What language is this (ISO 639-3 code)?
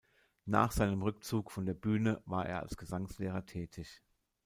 deu